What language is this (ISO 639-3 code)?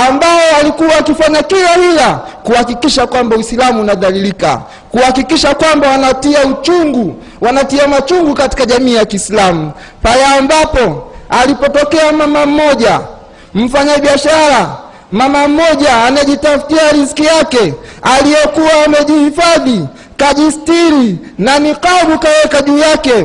swa